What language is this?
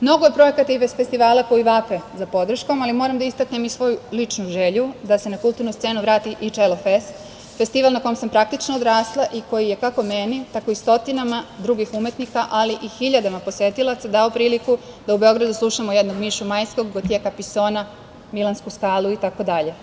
Serbian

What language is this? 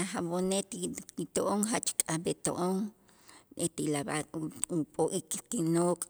Itzá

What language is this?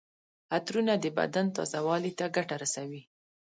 Pashto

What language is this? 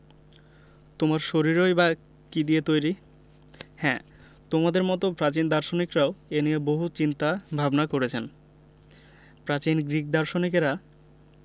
Bangla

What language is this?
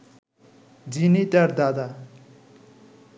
Bangla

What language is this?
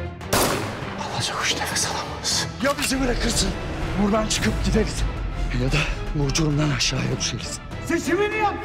Turkish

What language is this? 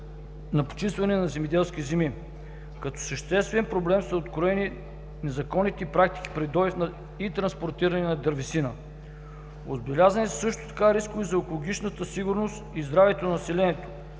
Bulgarian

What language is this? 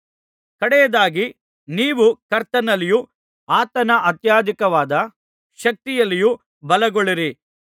Kannada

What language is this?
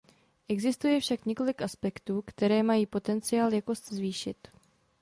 Czech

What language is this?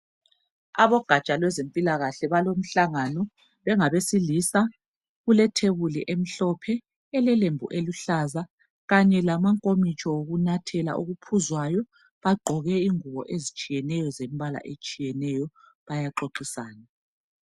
North Ndebele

